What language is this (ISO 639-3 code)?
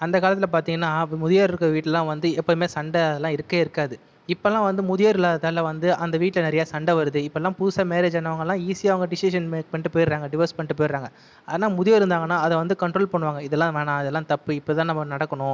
tam